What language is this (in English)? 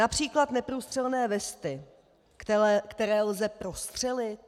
Czech